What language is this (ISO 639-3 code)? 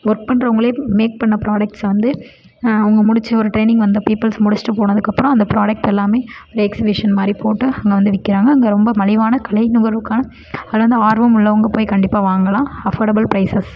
tam